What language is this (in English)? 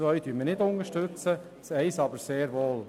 Swiss German